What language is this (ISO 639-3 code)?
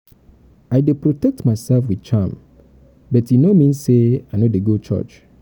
pcm